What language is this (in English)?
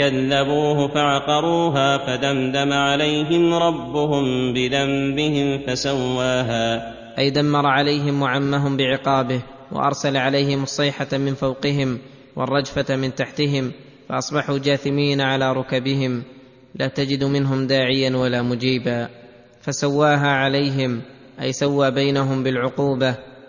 Arabic